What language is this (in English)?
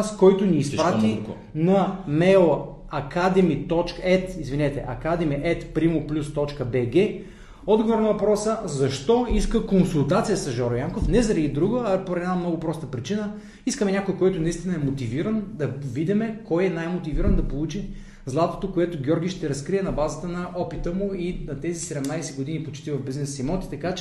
Bulgarian